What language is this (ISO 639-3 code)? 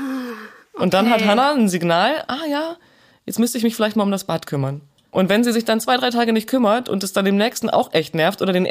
deu